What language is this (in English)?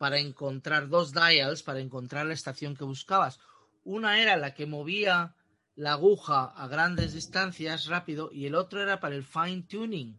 Spanish